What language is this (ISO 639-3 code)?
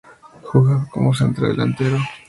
spa